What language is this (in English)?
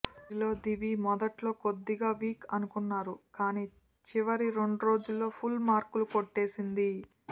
Telugu